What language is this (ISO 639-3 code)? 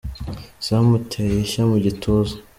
kin